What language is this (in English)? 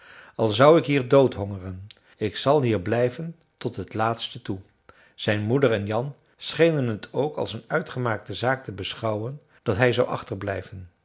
Dutch